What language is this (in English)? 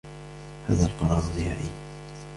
Arabic